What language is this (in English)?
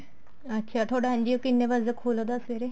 Punjabi